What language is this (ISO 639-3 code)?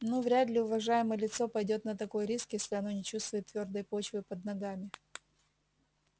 rus